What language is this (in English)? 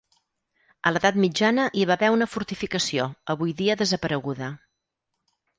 Catalan